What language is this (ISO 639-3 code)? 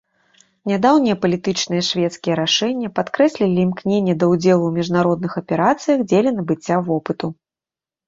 bel